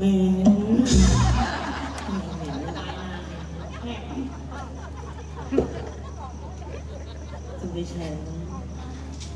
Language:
Thai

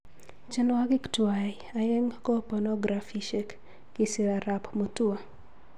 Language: Kalenjin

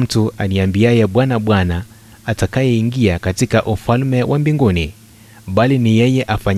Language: Swahili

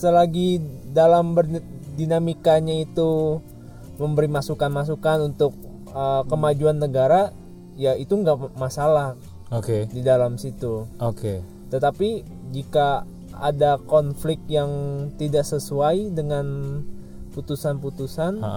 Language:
Indonesian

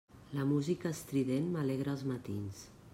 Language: Catalan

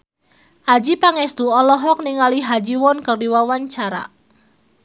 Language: Sundanese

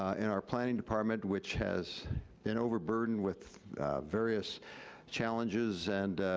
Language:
English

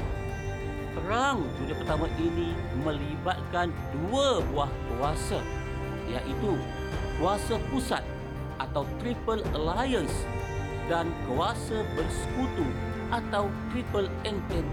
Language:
Malay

